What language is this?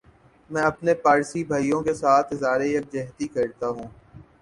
Urdu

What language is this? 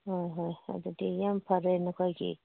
Manipuri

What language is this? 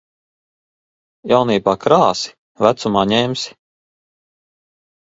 Latvian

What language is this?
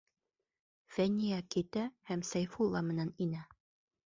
Bashkir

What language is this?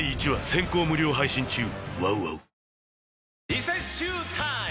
Japanese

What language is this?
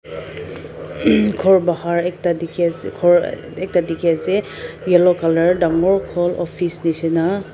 Naga Pidgin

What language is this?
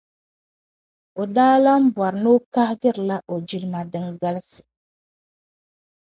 Dagbani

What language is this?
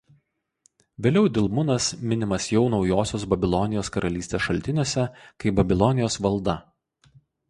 Lithuanian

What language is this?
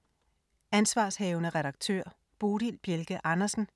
Danish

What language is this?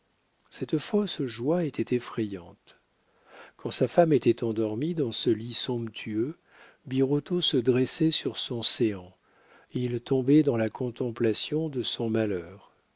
French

